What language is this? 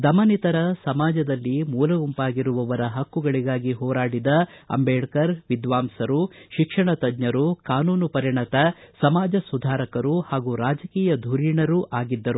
Kannada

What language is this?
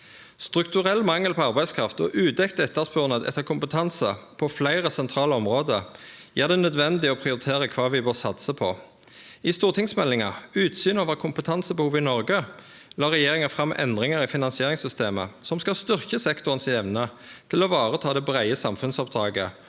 Norwegian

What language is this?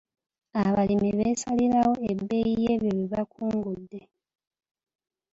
Ganda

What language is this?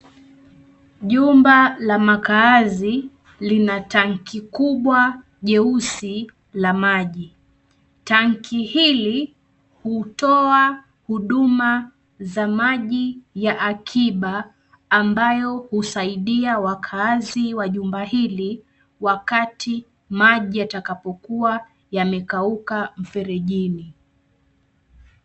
Swahili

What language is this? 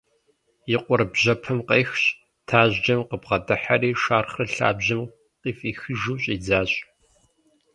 Kabardian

